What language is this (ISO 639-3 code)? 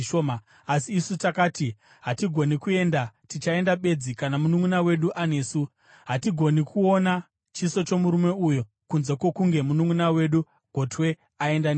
sna